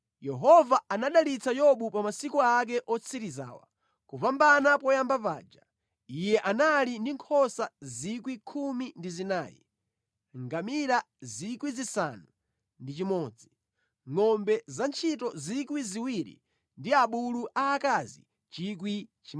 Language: Nyanja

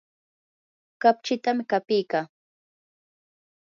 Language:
Yanahuanca Pasco Quechua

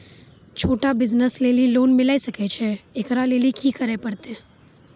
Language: Maithili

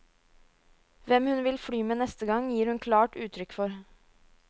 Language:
Norwegian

